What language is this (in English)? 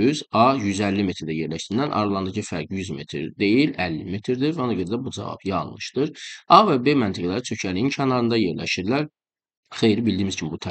Turkish